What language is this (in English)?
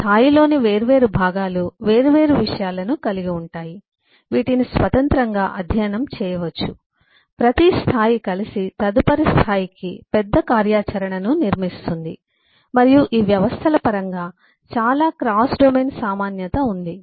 Telugu